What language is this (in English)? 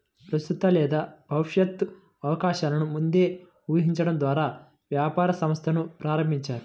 Telugu